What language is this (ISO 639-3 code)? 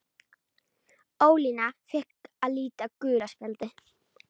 isl